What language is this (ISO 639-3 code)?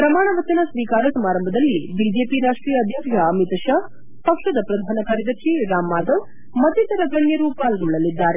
kan